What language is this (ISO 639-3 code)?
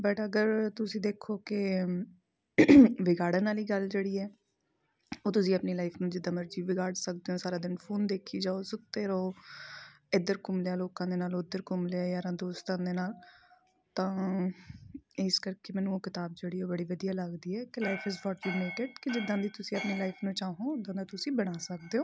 pan